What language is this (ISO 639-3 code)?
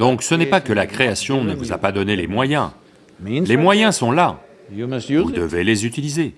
fra